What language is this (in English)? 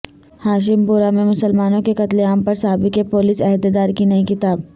Urdu